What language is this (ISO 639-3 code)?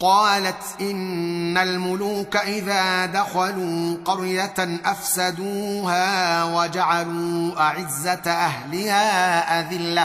ara